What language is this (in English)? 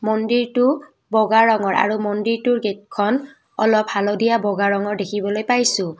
Assamese